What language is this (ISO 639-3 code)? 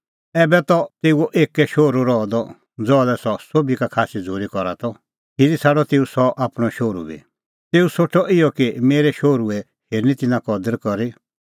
kfx